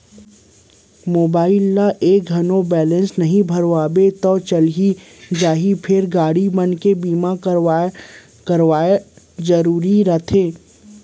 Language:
Chhattisgarhi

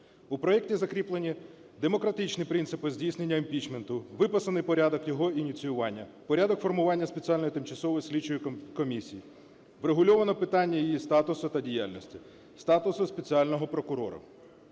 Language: Ukrainian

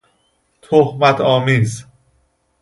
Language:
Persian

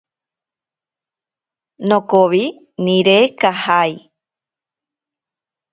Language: Ashéninka Perené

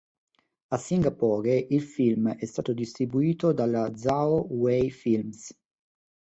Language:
Italian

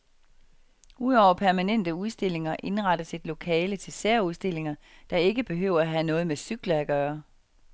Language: Danish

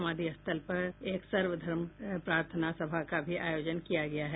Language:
Hindi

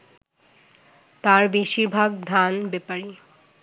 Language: Bangla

